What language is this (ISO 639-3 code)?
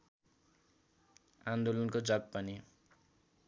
nep